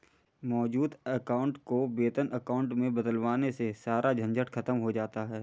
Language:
Hindi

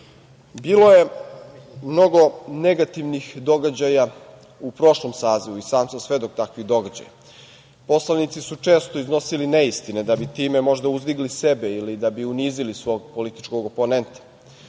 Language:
Serbian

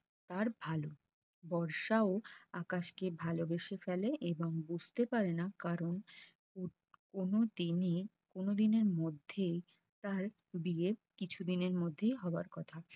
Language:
Bangla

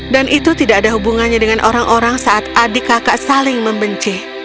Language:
Indonesian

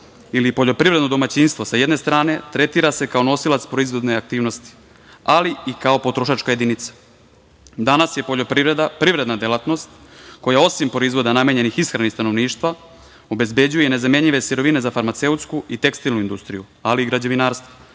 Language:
Serbian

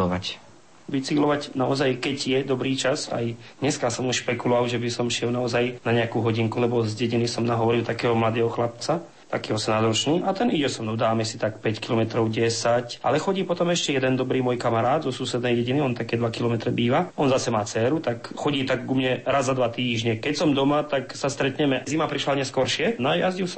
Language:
Slovak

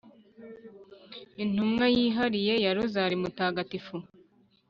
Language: Kinyarwanda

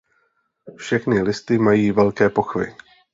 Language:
Czech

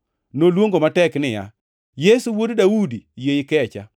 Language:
Luo (Kenya and Tanzania)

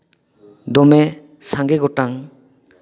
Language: Santali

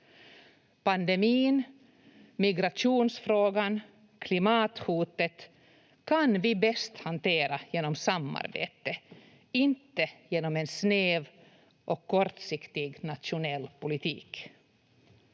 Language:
Finnish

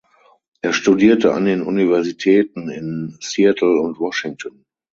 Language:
German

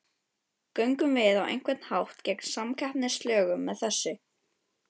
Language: Icelandic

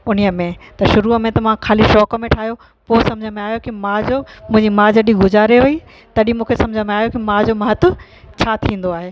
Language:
Sindhi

